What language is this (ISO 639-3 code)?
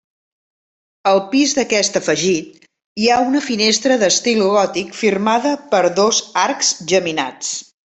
cat